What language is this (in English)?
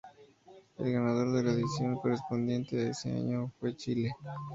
Spanish